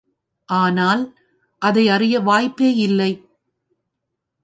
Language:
Tamil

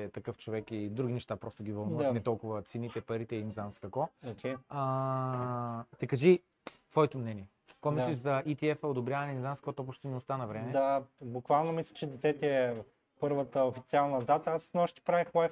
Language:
Bulgarian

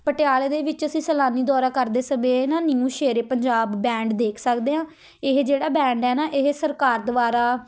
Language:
Punjabi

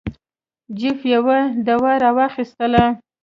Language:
Pashto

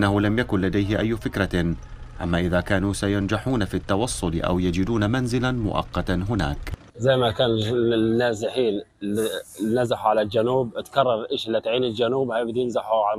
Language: Arabic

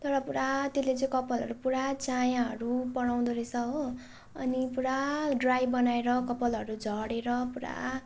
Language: Nepali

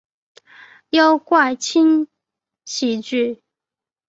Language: Chinese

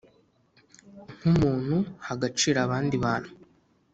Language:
Kinyarwanda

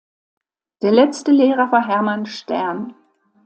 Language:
German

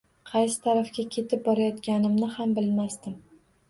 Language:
Uzbek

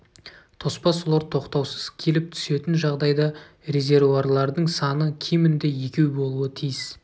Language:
Kazakh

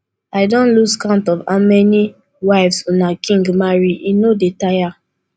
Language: Nigerian Pidgin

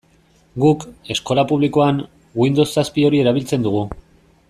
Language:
Basque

